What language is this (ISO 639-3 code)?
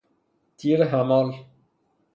fas